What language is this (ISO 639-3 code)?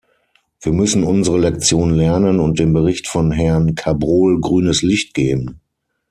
deu